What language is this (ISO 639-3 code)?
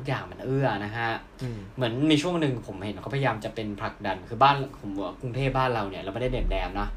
tha